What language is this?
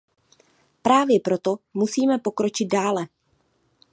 Czech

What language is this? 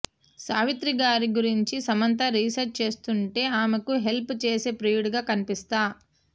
Telugu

